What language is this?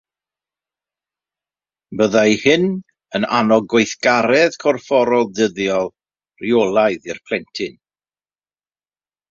Welsh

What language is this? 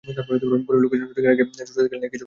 Bangla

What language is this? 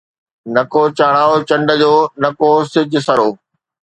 Sindhi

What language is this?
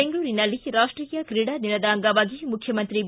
Kannada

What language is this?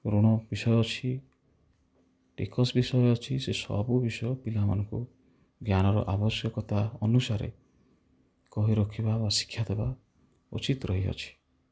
Odia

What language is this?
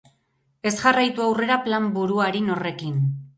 Basque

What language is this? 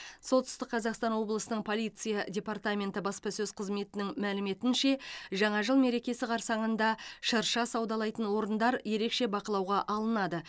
Kazakh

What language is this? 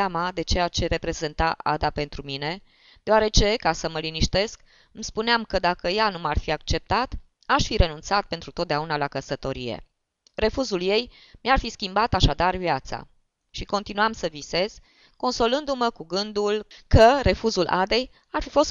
Romanian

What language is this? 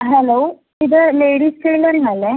Malayalam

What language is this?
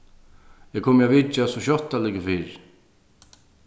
Faroese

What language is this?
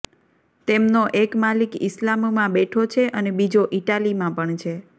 Gujarati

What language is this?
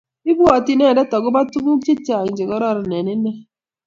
Kalenjin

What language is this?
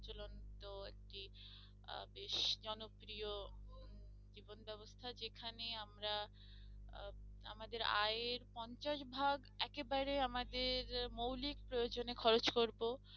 Bangla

